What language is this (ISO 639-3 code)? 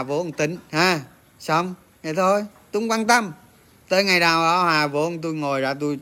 vie